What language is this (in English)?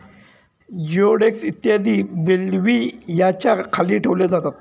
Marathi